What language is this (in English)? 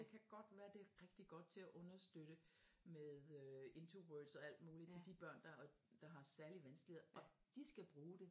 Danish